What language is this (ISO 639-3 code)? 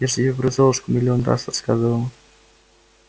rus